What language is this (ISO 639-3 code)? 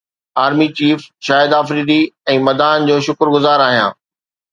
snd